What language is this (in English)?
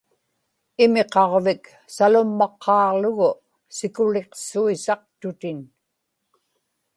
Inupiaq